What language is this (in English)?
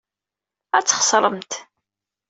Kabyle